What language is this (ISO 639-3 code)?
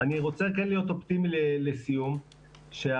heb